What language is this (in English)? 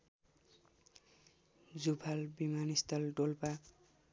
Nepali